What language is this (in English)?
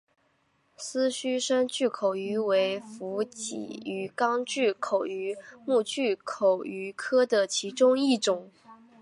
Chinese